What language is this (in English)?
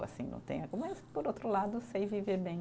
Portuguese